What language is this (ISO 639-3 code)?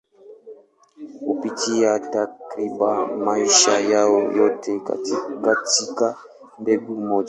swa